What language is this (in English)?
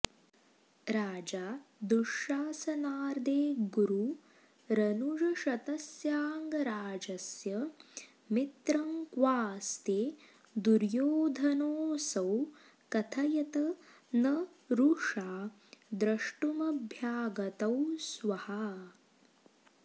Sanskrit